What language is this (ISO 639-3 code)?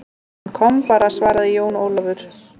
isl